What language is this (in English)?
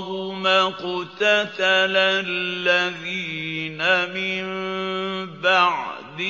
Arabic